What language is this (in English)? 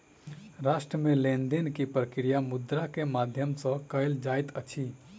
Maithili